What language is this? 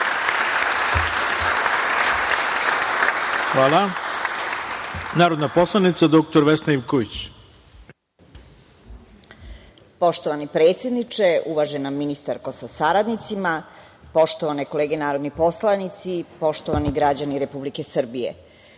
Serbian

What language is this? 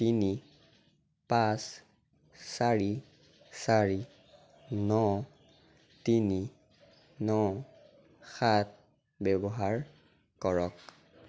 Assamese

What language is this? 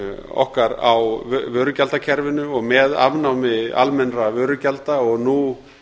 Icelandic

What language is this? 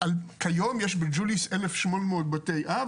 Hebrew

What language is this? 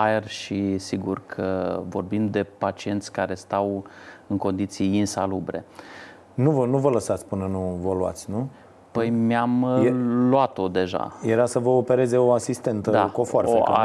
Romanian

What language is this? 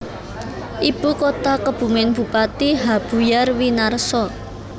Javanese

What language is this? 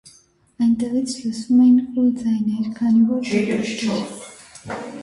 Armenian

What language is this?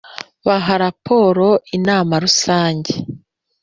Kinyarwanda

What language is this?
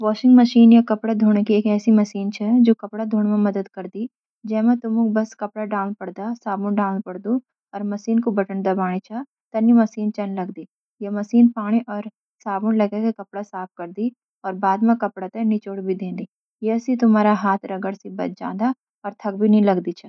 Garhwali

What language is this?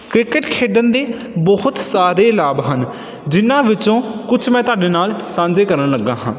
Punjabi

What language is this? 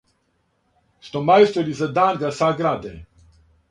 Serbian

